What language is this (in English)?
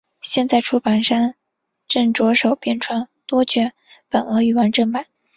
Chinese